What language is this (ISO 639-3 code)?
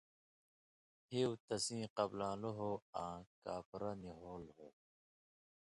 mvy